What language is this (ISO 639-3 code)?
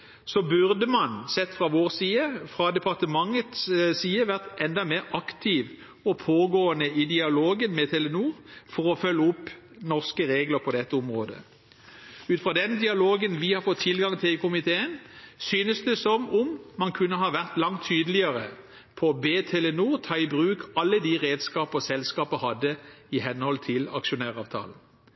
nob